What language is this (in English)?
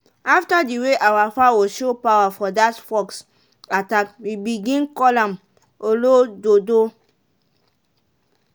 Nigerian Pidgin